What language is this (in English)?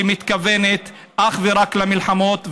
Hebrew